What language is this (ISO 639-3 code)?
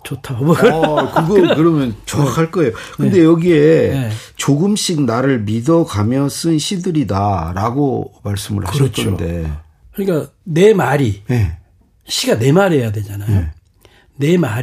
kor